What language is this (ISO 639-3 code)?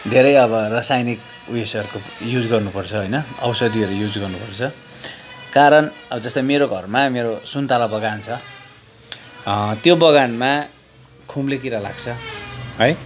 nep